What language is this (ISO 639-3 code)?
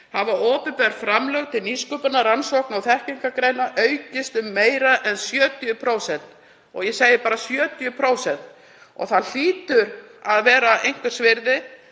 isl